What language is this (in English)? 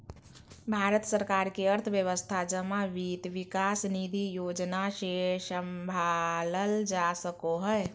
Magahi